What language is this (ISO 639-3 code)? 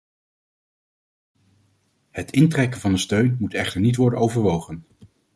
nld